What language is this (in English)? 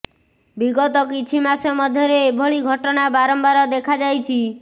Odia